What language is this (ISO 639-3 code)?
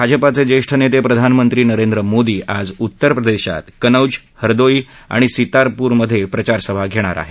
mar